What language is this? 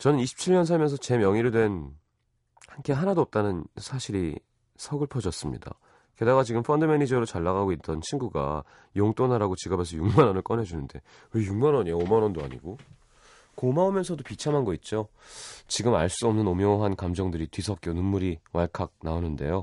Korean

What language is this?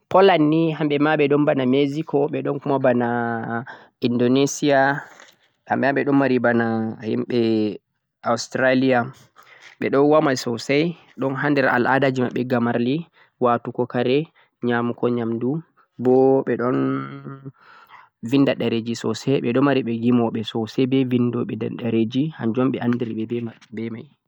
Central-Eastern Niger Fulfulde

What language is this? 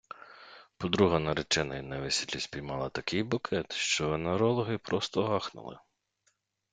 Ukrainian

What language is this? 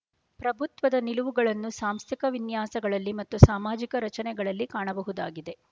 Kannada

